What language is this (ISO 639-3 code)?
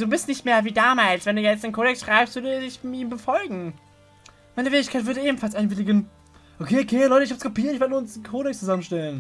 deu